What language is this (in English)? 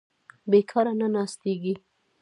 Pashto